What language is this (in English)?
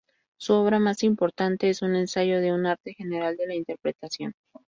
Spanish